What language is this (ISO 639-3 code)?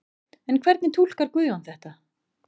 isl